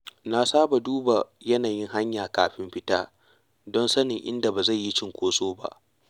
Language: Hausa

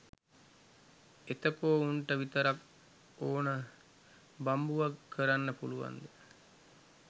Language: Sinhala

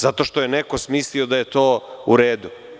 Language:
Serbian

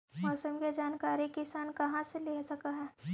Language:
Magahi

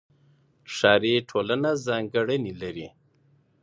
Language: Pashto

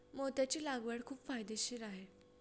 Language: Marathi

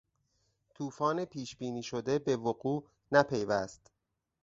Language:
Persian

